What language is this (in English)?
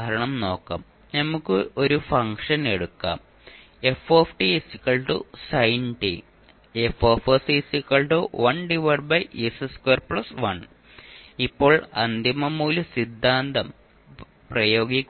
Malayalam